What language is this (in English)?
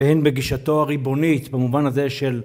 Hebrew